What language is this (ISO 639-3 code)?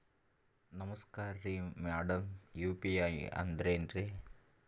kan